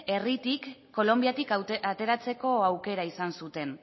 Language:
Basque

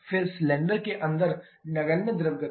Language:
Hindi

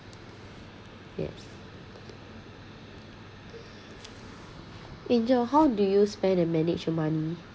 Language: English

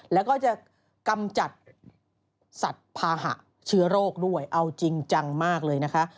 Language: Thai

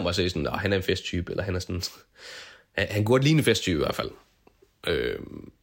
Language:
Danish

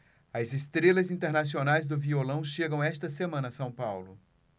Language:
Portuguese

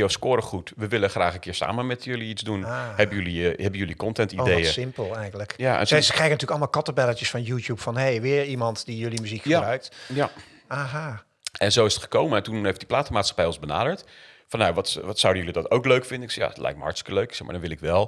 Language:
Dutch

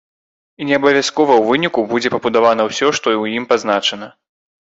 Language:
Belarusian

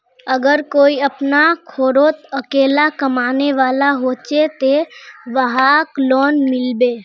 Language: Magahi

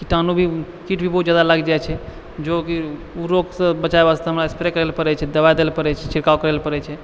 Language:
Maithili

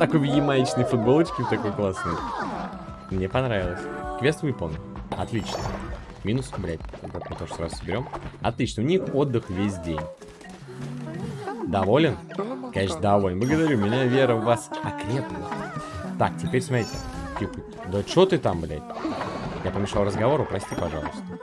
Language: Russian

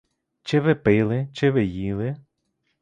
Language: Ukrainian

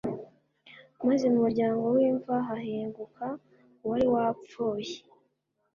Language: Kinyarwanda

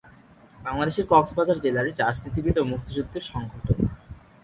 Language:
Bangla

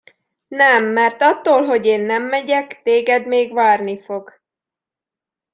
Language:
Hungarian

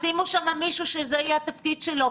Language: Hebrew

